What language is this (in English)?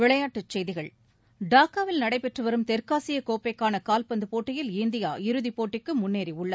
Tamil